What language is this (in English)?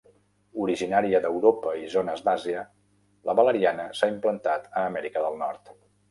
Catalan